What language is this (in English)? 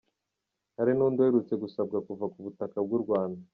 Kinyarwanda